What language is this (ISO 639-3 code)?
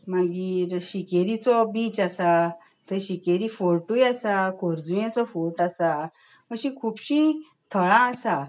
kok